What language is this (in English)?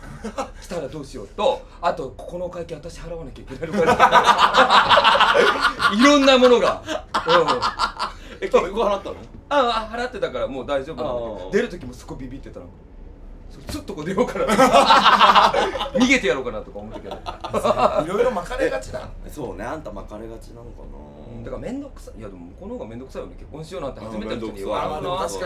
Japanese